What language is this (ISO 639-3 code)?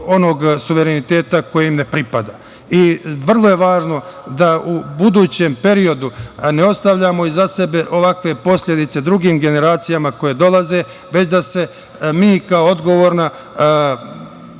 srp